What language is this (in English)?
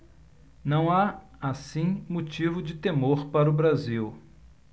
Portuguese